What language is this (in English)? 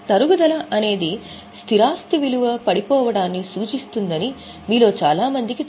Telugu